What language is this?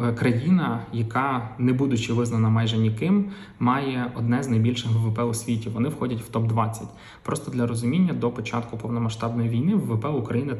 Ukrainian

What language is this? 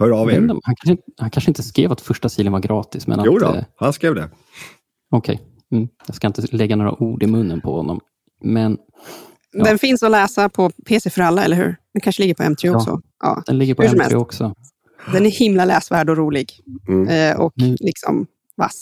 Swedish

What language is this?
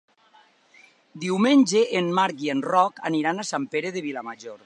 Catalan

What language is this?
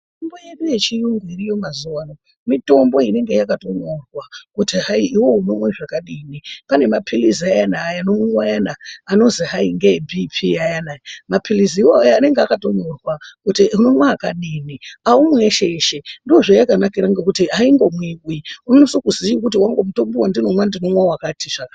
Ndau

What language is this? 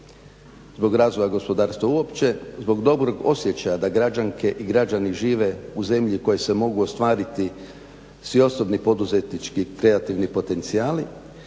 Croatian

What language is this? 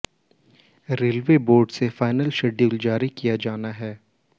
Hindi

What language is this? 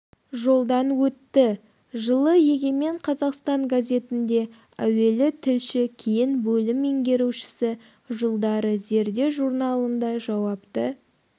Kazakh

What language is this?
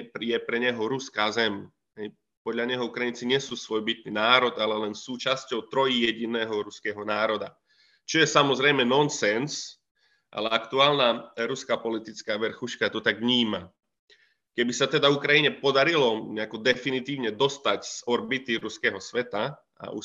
Slovak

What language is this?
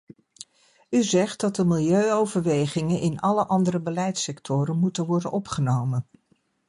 Dutch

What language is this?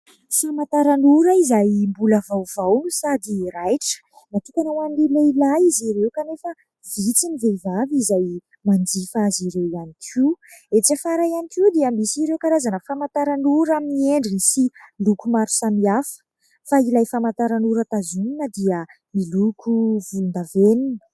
Malagasy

